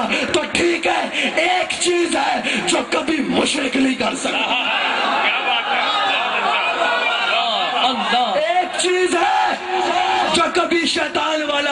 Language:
Arabic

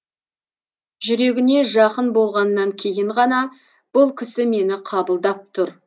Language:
Kazakh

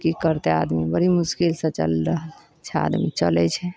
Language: Maithili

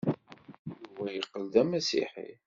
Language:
Kabyle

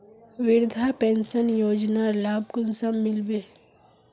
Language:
Magahi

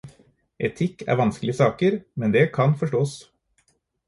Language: Norwegian Bokmål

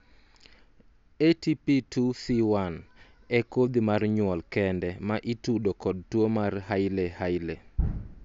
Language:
Luo (Kenya and Tanzania)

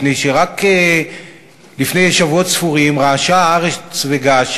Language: Hebrew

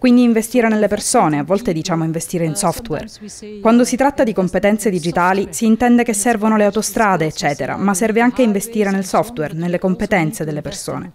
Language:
Italian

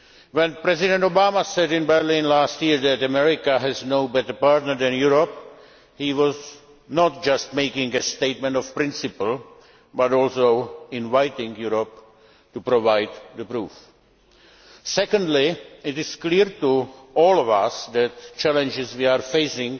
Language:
English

